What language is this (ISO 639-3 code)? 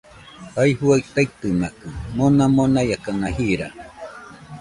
hux